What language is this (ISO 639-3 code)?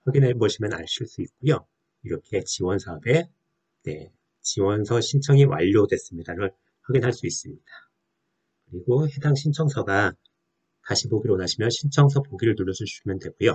kor